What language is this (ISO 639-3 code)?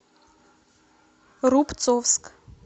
rus